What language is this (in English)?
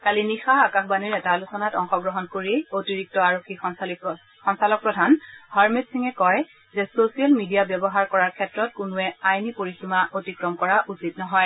Assamese